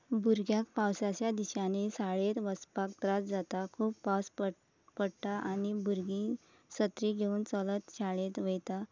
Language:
Konkani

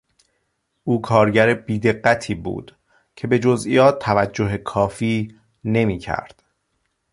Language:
Persian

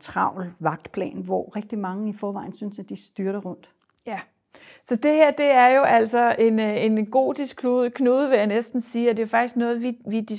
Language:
Danish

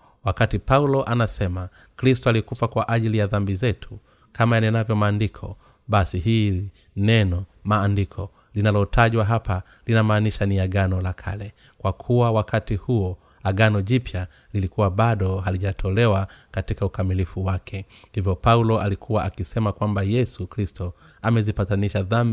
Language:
Swahili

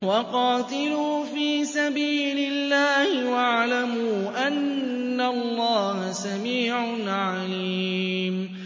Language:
Arabic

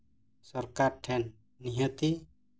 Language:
Santali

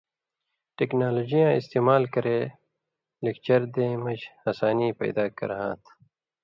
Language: Indus Kohistani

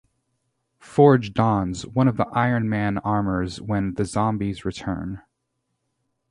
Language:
English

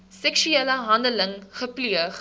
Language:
Afrikaans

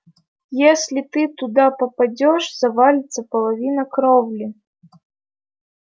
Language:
Russian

